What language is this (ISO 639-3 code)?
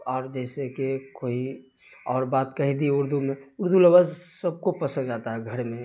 urd